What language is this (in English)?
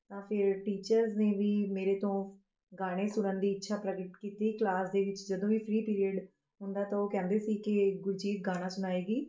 Punjabi